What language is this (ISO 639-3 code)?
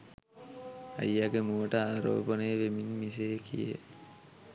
sin